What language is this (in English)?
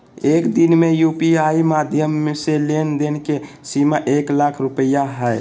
Magahi